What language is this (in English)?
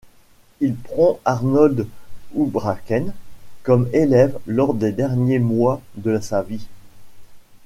French